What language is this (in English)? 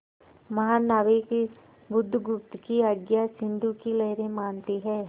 Hindi